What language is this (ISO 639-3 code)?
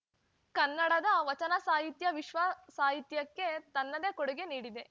kan